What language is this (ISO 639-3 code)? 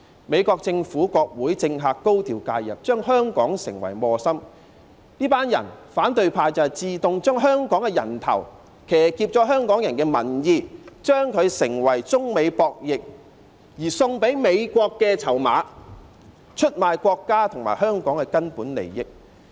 yue